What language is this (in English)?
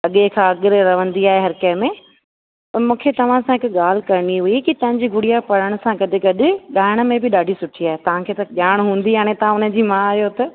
Sindhi